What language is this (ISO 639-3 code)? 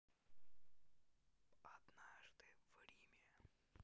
rus